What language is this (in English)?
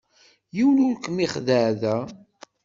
Kabyle